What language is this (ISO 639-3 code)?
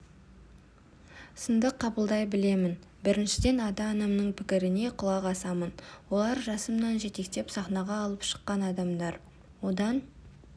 kaz